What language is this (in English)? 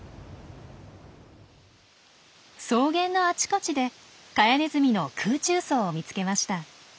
Japanese